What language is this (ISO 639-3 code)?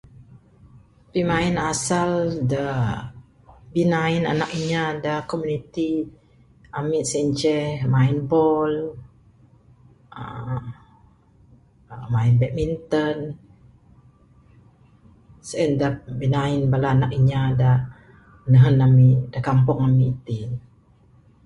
sdo